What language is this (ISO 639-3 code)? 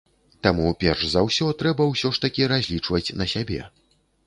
bel